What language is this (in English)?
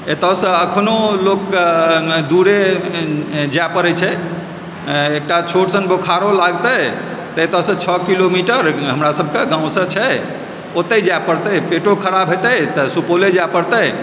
Maithili